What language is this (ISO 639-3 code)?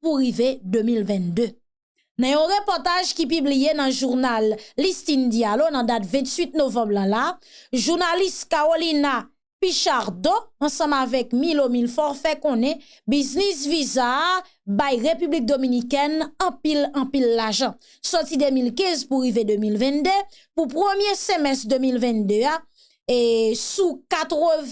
fra